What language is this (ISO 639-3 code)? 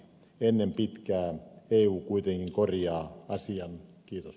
fin